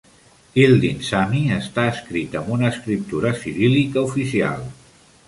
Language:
Catalan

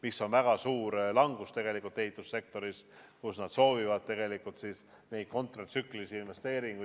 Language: Estonian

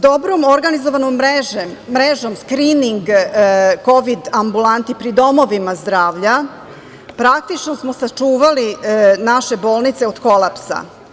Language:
Serbian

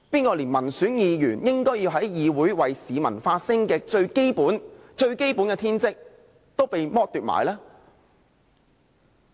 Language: Cantonese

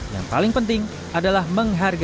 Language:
Indonesian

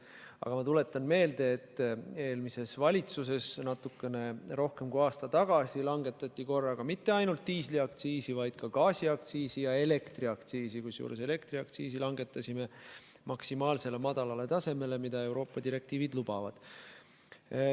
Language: Estonian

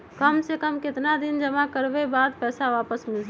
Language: Magahi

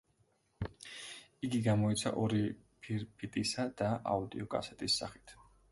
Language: Georgian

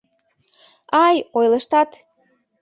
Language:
Mari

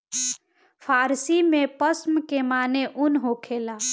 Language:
Bhojpuri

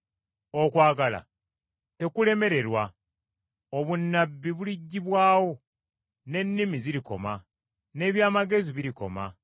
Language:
Ganda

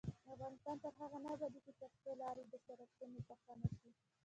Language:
Pashto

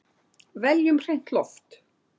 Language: Icelandic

